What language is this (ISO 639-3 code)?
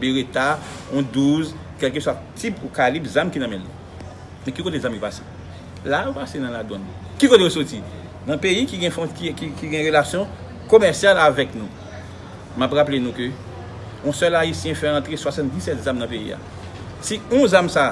fra